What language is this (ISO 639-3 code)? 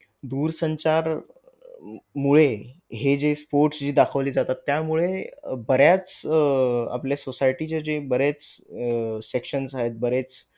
mar